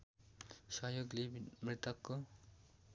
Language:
Nepali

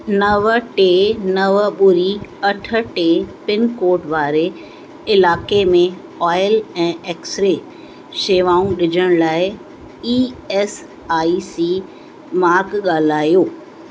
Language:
Sindhi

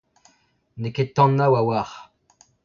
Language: Breton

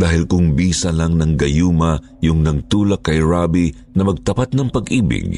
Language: Filipino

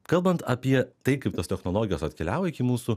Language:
Lithuanian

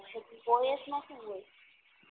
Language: Gujarati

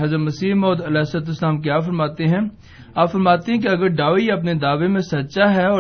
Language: Urdu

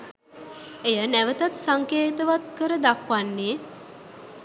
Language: Sinhala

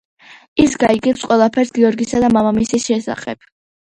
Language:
Georgian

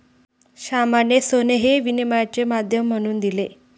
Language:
Marathi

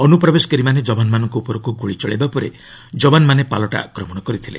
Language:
Odia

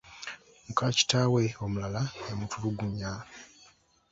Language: Ganda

